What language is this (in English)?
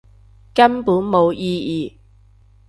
Cantonese